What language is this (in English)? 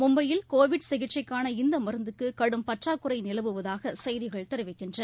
Tamil